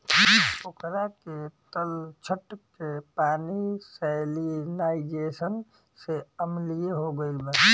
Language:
Bhojpuri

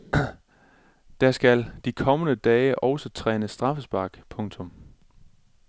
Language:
Danish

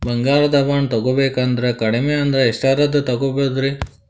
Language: Kannada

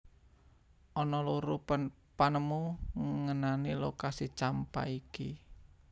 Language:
Javanese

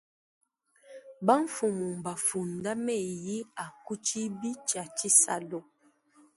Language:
Luba-Lulua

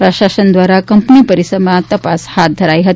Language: Gujarati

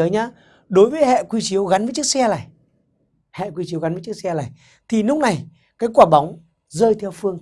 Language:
Vietnamese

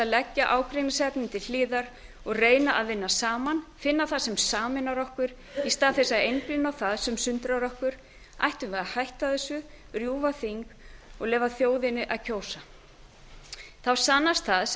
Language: Icelandic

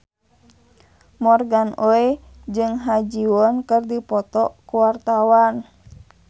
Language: Sundanese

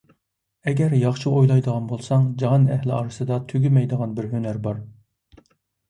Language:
Uyghur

